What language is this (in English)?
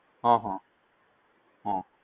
Gujarati